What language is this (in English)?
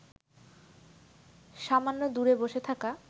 Bangla